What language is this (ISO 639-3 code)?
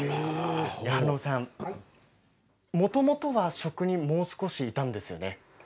jpn